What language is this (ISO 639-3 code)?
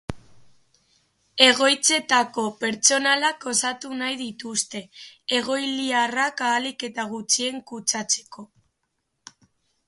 eus